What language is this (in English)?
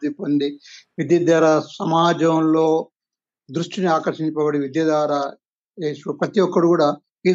Telugu